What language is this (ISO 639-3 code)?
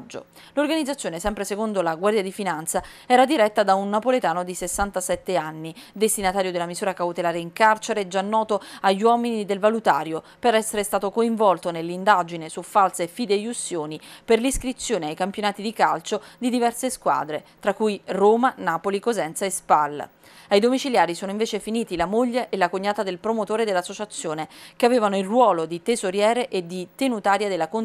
ita